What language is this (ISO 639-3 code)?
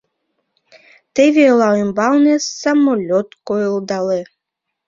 chm